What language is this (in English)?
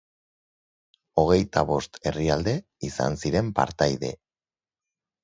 Basque